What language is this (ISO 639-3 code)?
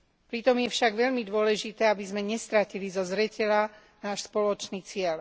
slk